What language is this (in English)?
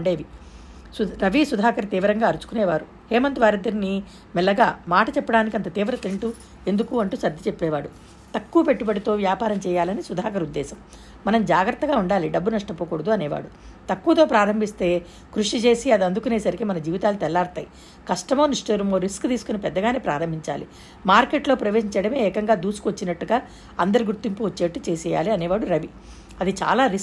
Telugu